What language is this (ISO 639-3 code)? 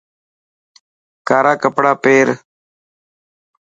mki